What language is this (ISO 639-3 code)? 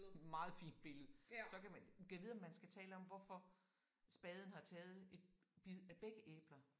dan